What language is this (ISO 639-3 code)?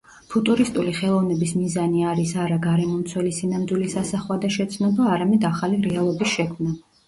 kat